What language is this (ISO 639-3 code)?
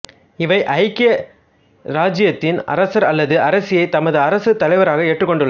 tam